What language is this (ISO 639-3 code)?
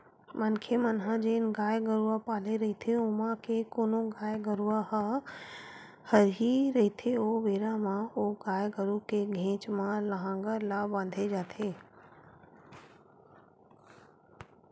hne